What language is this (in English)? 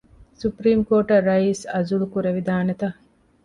Divehi